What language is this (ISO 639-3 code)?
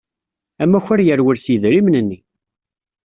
kab